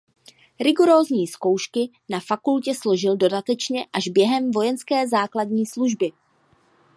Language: Czech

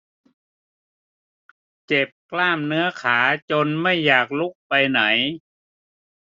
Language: Thai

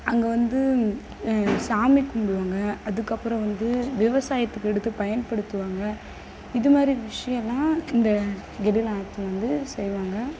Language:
Tamil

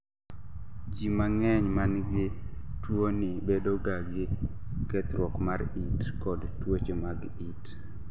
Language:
Luo (Kenya and Tanzania)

